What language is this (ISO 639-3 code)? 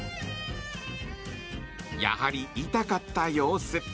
jpn